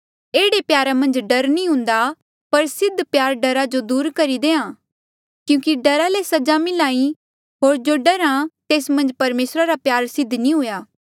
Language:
Mandeali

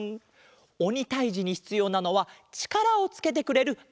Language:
Japanese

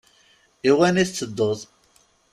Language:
Kabyle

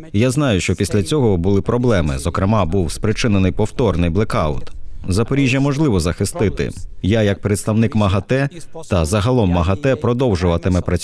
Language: Ukrainian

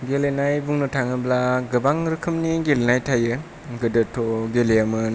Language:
Bodo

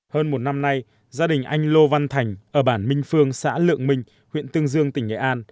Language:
Vietnamese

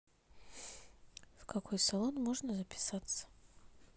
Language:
Russian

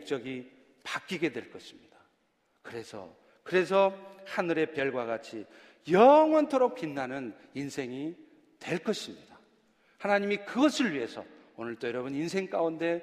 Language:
Korean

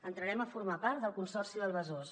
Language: Catalan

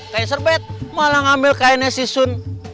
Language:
Indonesian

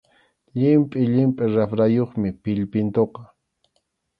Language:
Arequipa-La Unión Quechua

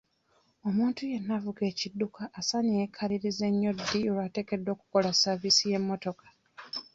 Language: Ganda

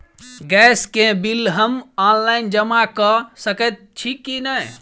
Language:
Maithili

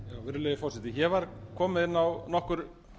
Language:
Icelandic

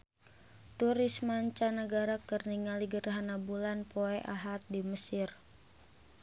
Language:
Sundanese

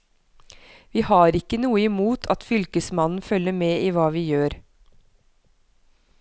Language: Norwegian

